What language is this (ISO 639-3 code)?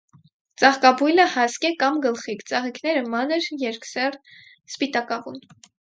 hye